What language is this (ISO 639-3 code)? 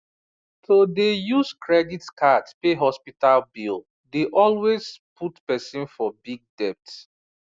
pcm